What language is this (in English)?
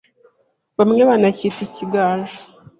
Kinyarwanda